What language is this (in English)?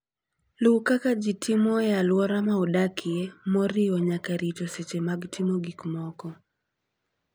Luo (Kenya and Tanzania)